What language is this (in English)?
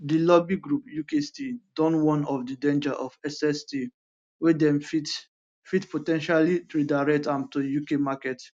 Nigerian Pidgin